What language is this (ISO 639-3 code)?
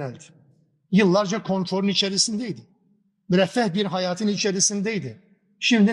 tur